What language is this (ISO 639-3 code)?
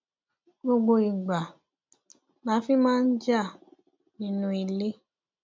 yor